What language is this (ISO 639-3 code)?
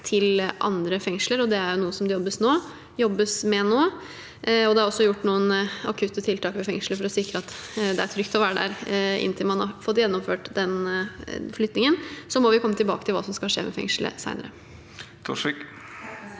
nor